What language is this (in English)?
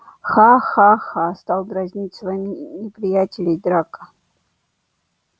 Russian